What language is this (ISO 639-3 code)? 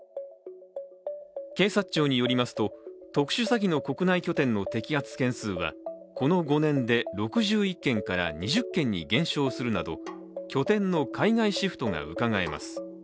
jpn